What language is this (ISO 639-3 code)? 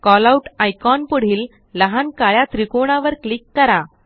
mar